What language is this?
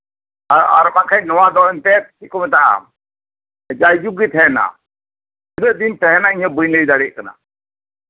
Santali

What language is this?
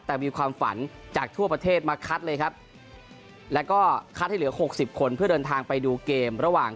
Thai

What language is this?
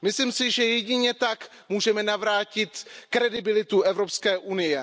Czech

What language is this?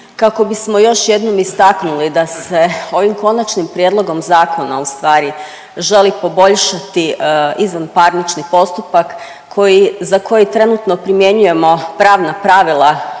Croatian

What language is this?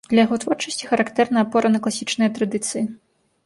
Belarusian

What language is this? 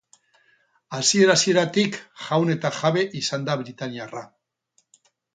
Basque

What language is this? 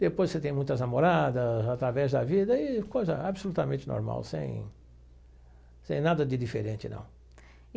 Portuguese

